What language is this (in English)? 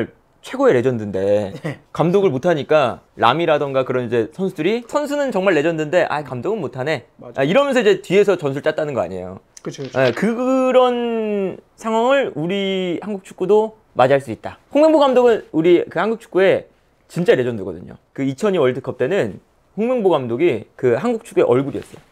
Korean